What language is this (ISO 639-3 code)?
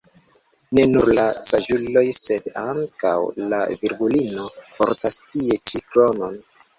epo